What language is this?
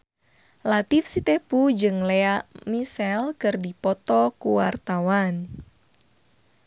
Sundanese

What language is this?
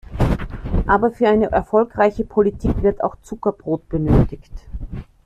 German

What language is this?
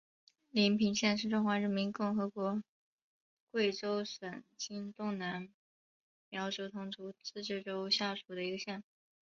Chinese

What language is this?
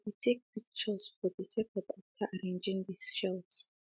Nigerian Pidgin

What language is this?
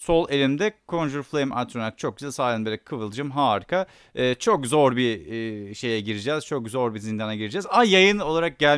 Turkish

